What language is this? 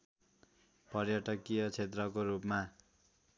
Nepali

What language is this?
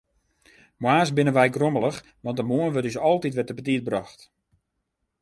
Western Frisian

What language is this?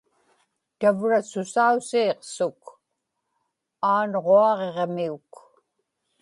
Inupiaq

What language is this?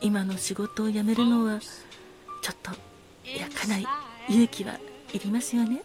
Japanese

